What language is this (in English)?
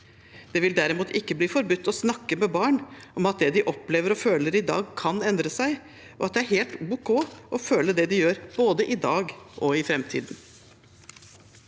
Norwegian